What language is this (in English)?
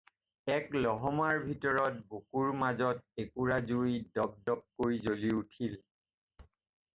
Assamese